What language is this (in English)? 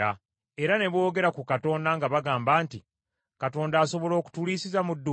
Ganda